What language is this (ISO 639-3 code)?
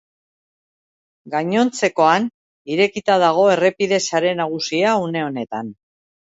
eus